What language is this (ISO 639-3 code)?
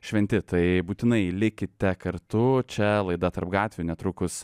lit